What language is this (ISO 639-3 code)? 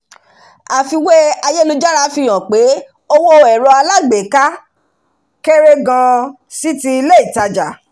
yor